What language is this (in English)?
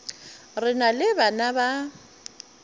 Northern Sotho